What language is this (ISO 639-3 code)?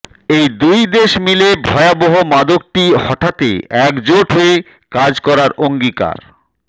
ben